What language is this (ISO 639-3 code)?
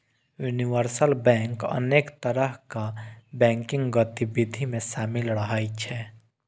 mai